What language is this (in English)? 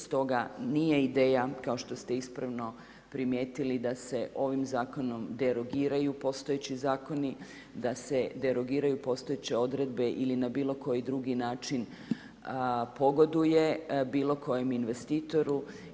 Croatian